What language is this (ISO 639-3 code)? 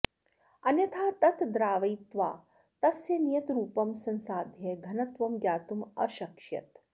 san